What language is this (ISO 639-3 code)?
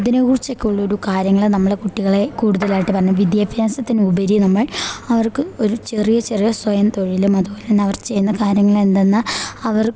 mal